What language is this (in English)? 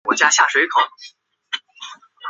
Chinese